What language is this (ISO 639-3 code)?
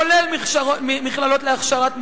heb